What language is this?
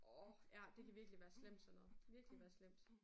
Danish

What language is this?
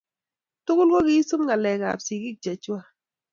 Kalenjin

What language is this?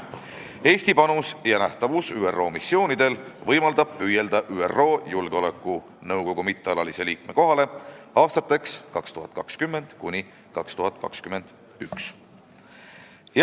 Estonian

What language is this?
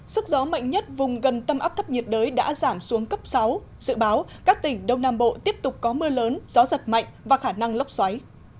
Vietnamese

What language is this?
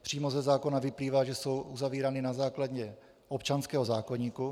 Czech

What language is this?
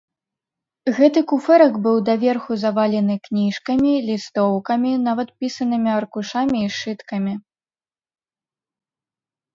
Belarusian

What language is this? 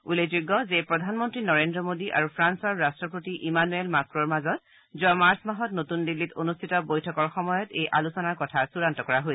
Assamese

